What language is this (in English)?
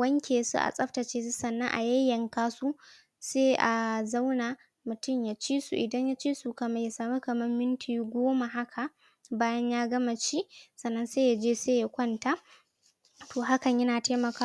Hausa